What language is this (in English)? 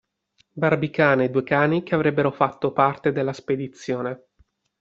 Italian